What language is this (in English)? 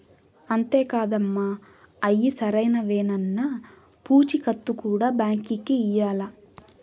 Telugu